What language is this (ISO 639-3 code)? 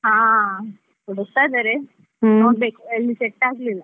kan